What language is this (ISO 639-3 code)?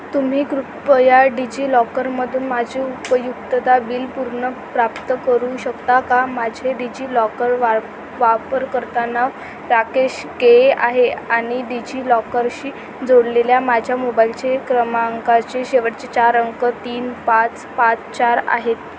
mar